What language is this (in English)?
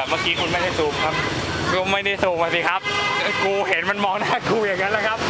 Thai